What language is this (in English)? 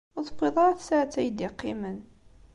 Kabyle